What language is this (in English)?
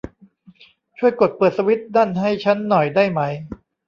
Thai